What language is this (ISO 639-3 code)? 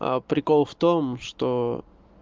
rus